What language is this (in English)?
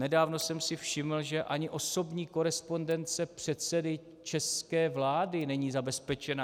Czech